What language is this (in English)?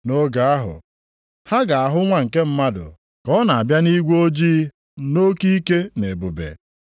Igbo